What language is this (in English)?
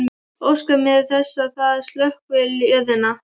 Icelandic